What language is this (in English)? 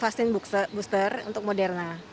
Indonesian